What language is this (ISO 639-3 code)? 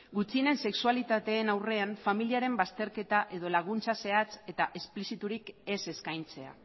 eus